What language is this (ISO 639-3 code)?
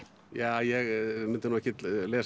isl